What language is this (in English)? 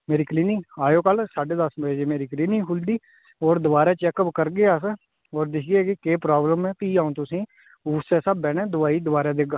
Dogri